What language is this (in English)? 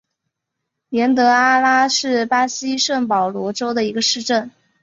Chinese